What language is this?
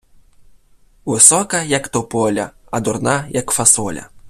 Ukrainian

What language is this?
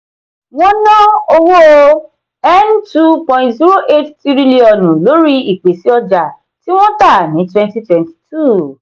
Yoruba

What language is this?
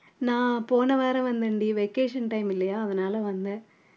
Tamil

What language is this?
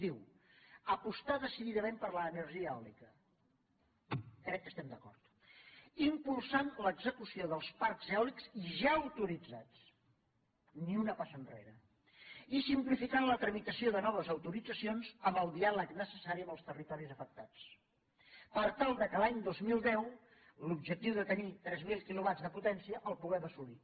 Catalan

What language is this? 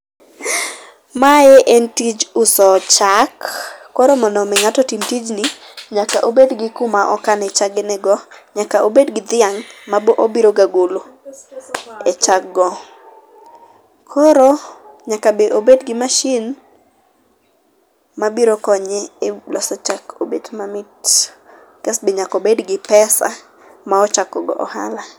Luo (Kenya and Tanzania)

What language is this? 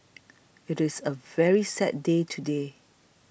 English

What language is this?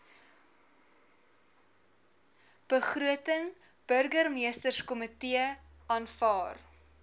Afrikaans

